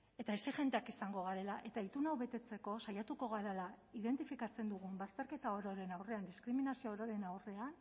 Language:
Basque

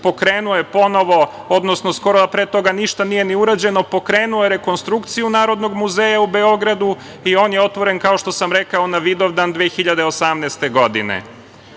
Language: Serbian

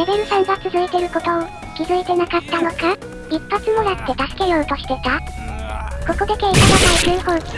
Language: Japanese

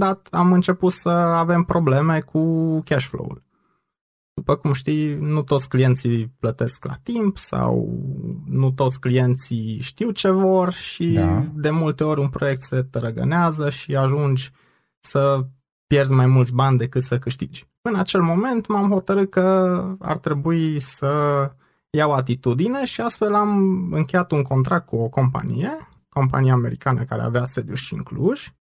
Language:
Romanian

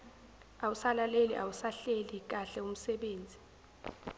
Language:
Zulu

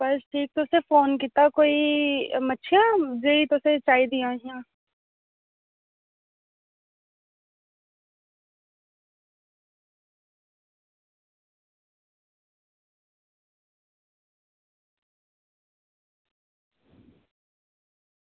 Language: Dogri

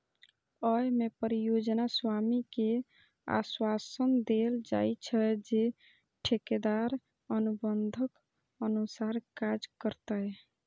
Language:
Maithili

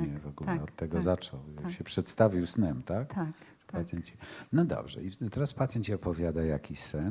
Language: Polish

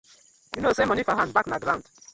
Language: Nigerian Pidgin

